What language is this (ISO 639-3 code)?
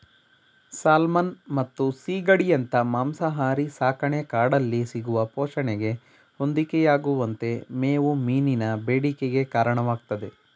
kan